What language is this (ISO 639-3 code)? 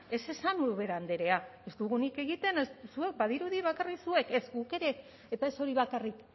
eus